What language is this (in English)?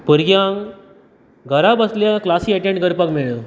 Konkani